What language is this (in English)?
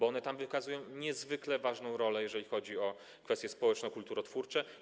Polish